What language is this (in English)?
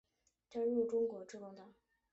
Chinese